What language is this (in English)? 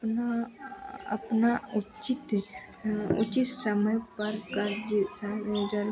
Hindi